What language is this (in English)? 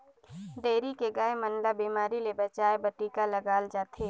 Chhattisgarhi